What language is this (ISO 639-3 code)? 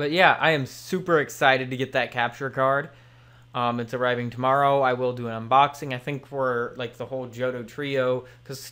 eng